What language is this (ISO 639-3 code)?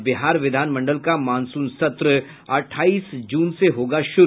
hin